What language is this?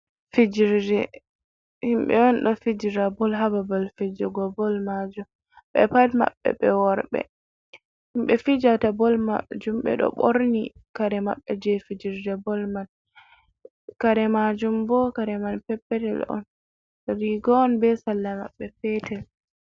Fula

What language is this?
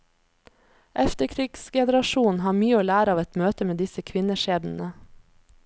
Norwegian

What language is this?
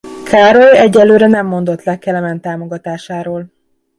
Hungarian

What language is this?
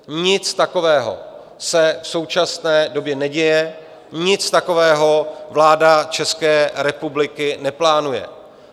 Czech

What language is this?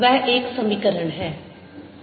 Hindi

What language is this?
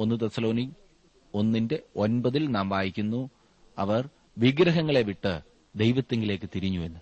Malayalam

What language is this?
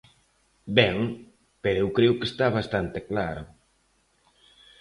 Galician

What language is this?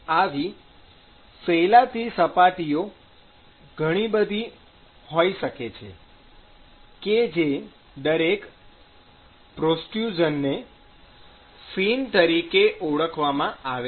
Gujarati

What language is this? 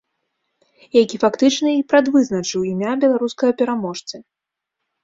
Belarusian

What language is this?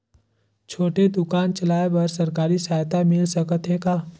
Chhattisgarhi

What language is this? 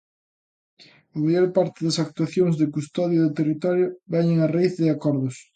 Galician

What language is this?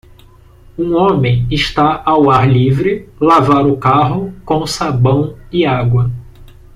Portuguese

